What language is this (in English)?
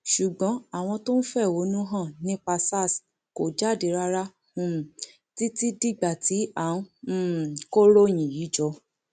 Yoruba